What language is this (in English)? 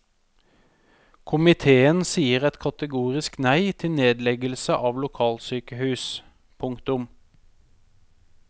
Norwegian